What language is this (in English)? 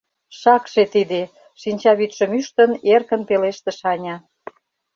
Mari